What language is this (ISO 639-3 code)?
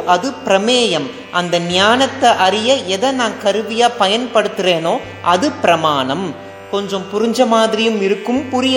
tam